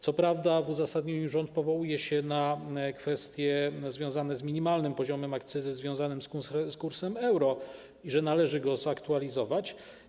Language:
Polish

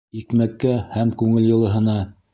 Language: Bashkir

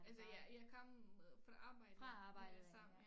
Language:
Danish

